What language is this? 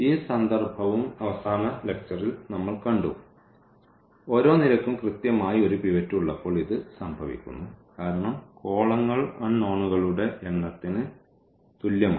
Malayalam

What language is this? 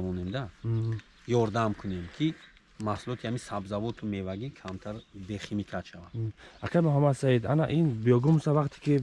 Turkish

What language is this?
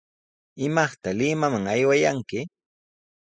Sihuas Ancash Quechua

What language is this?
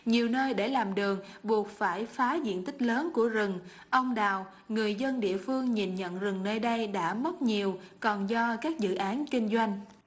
Vietnamese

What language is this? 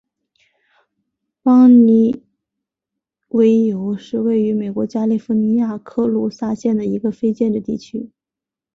Chinese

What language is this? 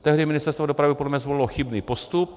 Czech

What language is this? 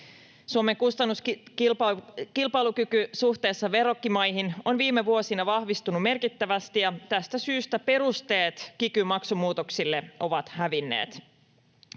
Finnish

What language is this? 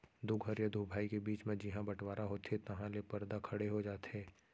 Chhattisgarhi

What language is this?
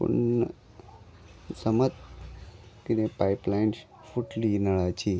Konkani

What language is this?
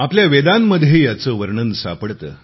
Marathi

